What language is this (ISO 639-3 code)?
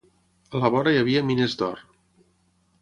cat